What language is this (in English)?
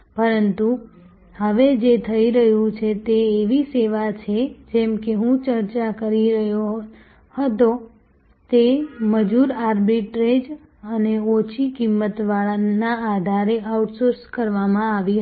Gujarati